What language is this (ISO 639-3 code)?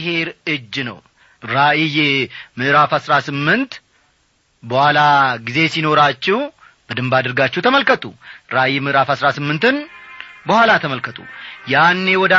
amh